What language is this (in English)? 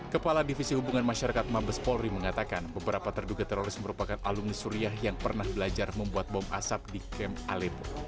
Indonesian